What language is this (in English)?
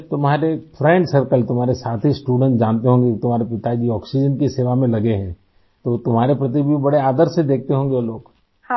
Urdu